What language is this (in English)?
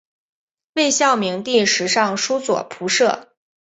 Chinese